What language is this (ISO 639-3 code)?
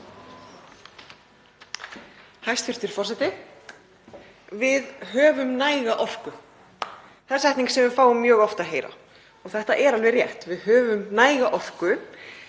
isl